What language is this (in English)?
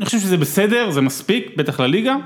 Hebrew